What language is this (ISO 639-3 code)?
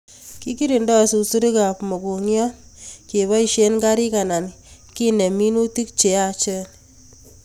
kln